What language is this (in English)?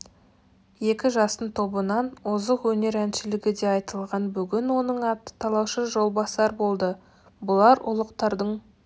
Kazakh